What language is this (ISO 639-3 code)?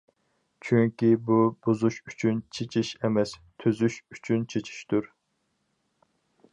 uig